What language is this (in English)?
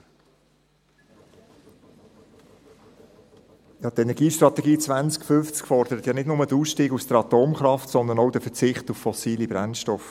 Swiss German